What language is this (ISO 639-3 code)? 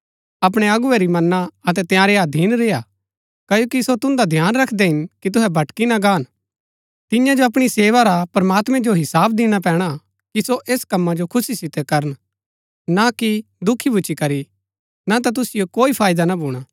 gbk